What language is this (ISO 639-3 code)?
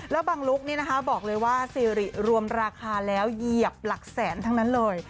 tha